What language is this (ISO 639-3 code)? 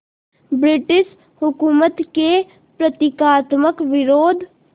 hin